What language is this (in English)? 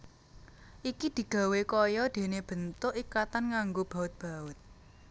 Javanese